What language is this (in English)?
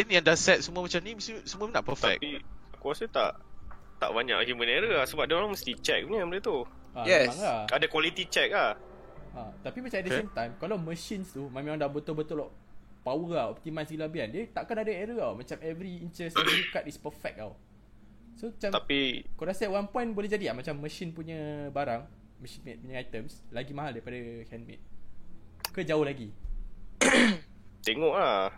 Malay